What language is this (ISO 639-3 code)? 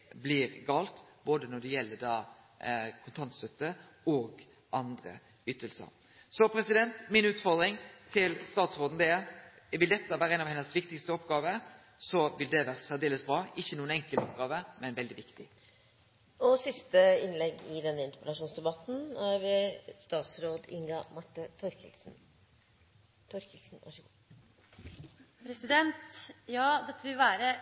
nor